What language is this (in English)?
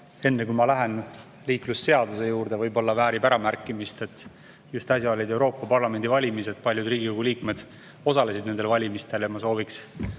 Estonian